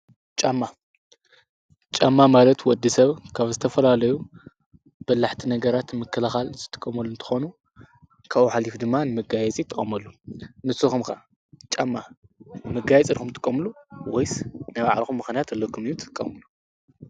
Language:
Tigrinya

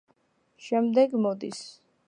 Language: Georgian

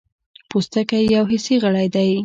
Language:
Pashto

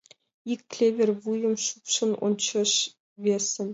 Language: Mari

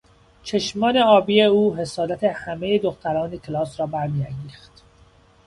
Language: Persian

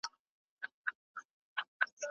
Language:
Pashto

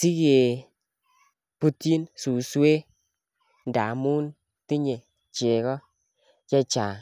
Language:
Kalenjin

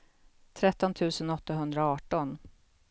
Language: Swedish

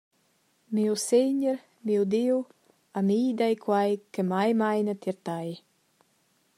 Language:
Romansh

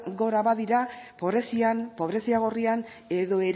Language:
Basque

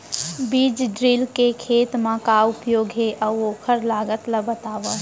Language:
Chhattisgarhi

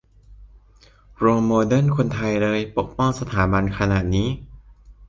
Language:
Thai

